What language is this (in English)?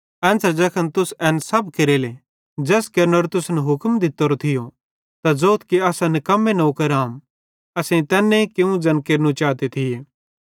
Bhadrawahi